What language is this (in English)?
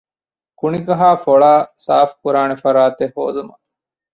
Divehi